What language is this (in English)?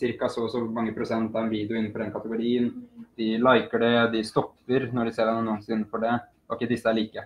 Norwegian